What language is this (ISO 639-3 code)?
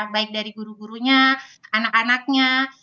ind